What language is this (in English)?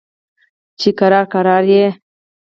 Pashto